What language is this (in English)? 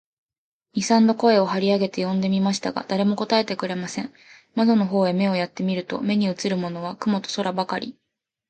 Japanese